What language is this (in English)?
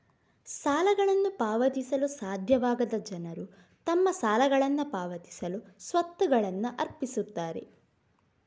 Kannada